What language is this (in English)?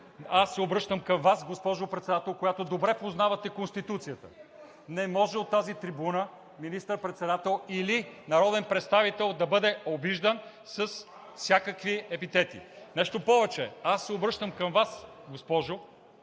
Bulgarian